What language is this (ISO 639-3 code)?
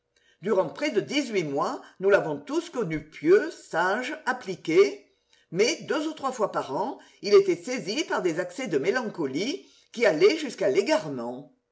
fra